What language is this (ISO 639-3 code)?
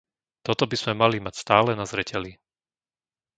slk